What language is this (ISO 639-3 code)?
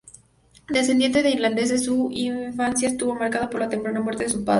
spa